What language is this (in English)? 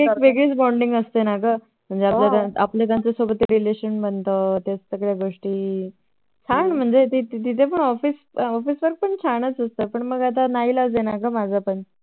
Marathi